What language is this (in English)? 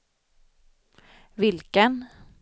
Swedish